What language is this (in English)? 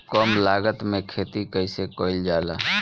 Bhojpuri